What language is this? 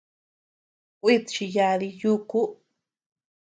Tepeuxila Cuicatec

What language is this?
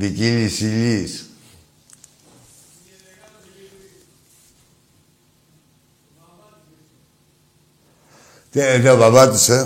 Greek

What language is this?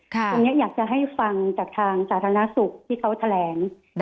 Thai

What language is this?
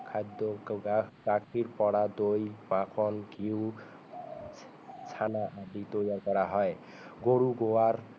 Assamese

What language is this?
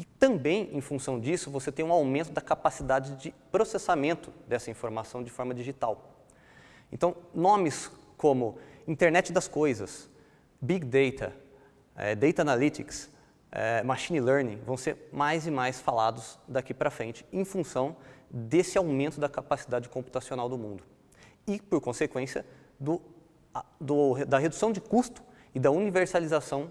Portuguese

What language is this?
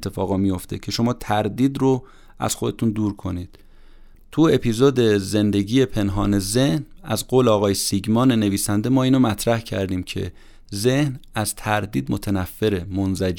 Persian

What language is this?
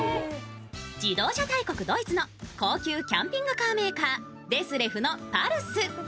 Japanese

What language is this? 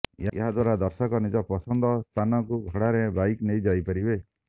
Odia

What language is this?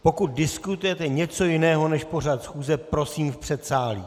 Czech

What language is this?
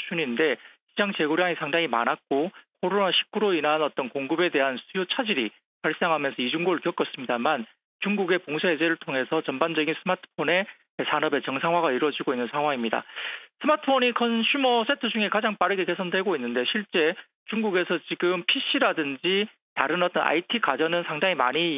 Korean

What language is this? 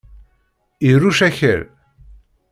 Kabyle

